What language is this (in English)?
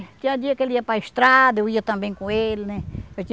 Portuguese